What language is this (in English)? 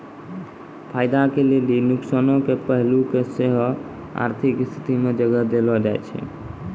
Maithili